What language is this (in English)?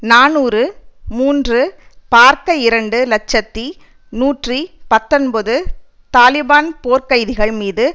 Tamil